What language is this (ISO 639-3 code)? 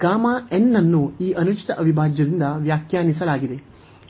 kan